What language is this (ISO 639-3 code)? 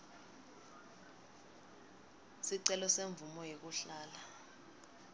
ssw